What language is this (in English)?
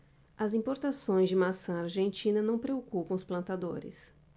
Portuguese